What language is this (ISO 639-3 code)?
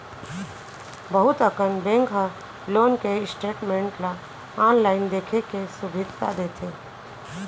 hne